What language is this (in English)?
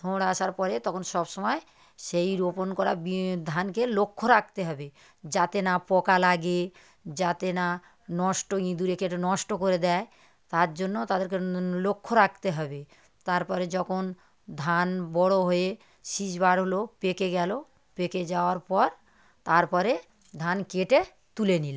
Bangla